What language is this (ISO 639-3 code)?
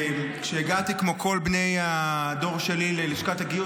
heb